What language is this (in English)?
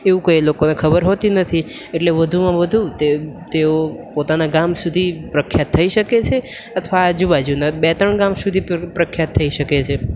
Gujarati